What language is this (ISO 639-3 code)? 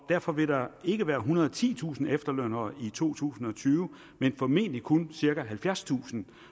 dan